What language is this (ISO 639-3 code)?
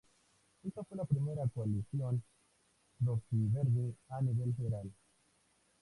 spa